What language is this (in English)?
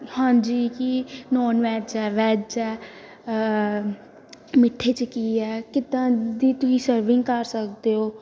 Punjabi